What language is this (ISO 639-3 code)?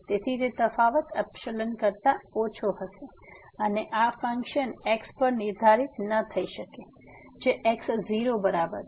guj